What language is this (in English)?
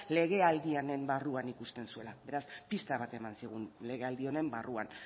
Basque